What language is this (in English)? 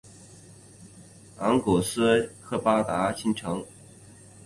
Chinese